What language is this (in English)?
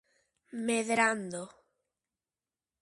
Galician